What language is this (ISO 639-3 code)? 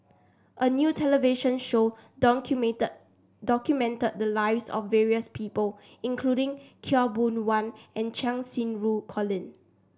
eng